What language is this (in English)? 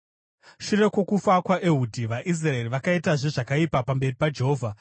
Shona